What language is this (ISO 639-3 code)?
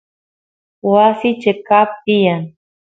qus